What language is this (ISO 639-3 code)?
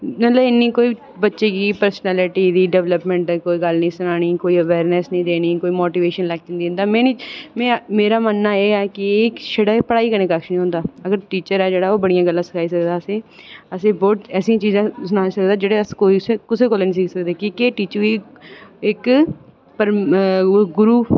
doi